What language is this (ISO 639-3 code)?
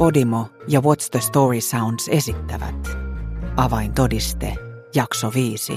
fin